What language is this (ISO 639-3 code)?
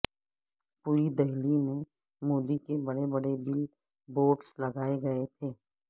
urd